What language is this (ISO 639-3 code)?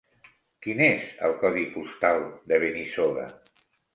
cat